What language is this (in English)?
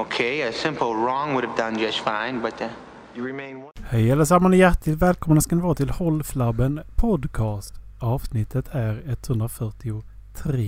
Swedish